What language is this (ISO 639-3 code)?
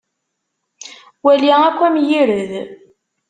kab